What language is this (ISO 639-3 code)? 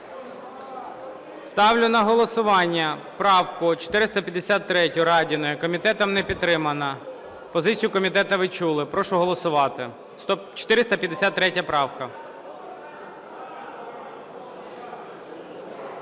ukr